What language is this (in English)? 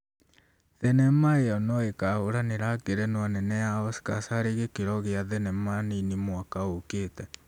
Kikuyu